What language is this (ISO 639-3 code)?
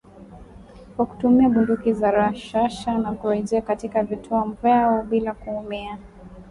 swa